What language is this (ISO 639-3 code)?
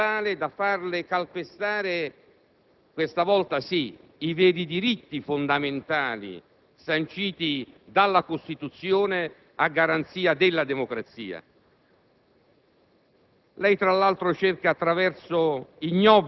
ita